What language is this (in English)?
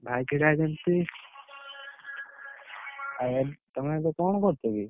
Odia